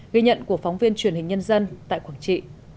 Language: Vietnamese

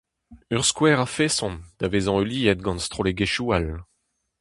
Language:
Breton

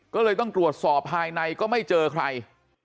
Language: Thai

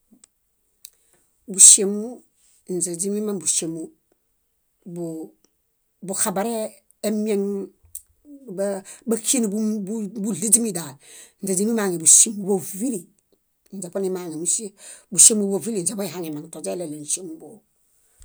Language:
Bayot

